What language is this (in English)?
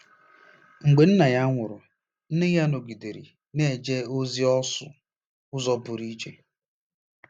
Igbo